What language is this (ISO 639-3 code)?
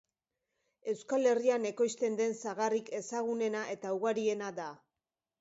eus